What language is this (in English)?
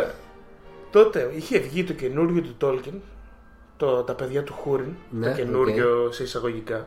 Greek